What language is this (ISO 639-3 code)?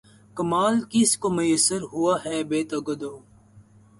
urd